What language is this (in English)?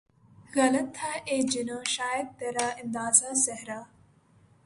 Urdu